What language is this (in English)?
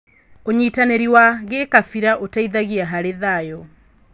Kikuyu